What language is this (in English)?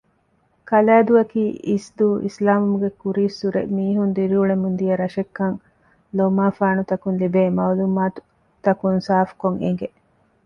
Divehi